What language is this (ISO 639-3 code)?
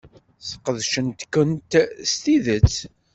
kab